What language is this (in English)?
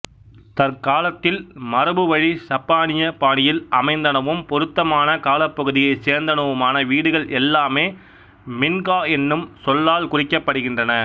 Tamil